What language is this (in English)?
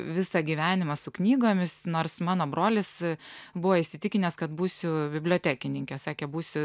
Lithuanian